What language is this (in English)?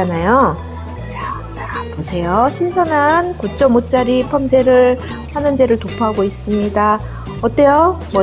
Korean